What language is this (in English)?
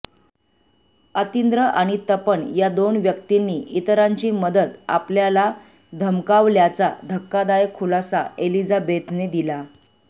Marathi